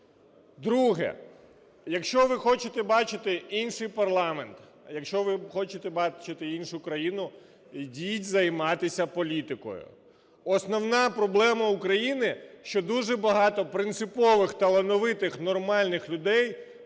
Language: Ukrainian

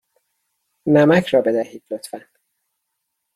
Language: Persian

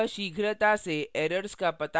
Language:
Hindi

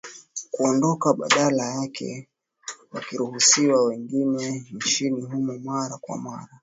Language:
Swahili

